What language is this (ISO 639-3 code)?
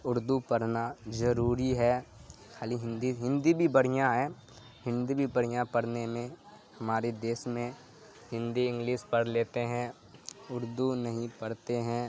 urd